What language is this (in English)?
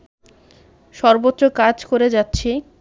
Bangla